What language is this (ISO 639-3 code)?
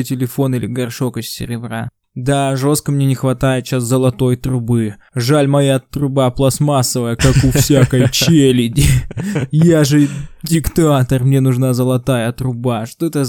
rus